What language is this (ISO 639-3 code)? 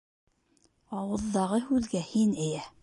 bak